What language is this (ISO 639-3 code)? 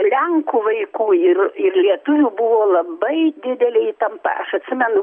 lit